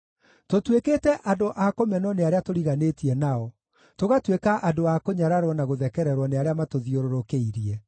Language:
Kikuyu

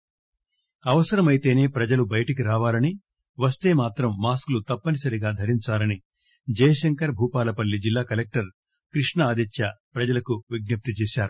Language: Telugu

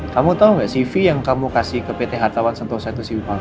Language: Indonesian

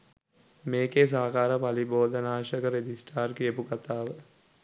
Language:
Sinhala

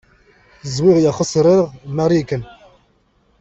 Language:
Kabyle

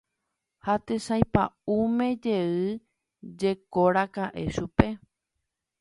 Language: Guarani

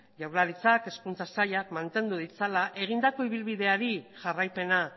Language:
Basque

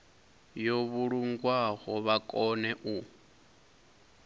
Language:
Venda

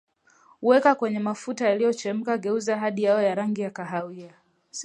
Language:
Swahili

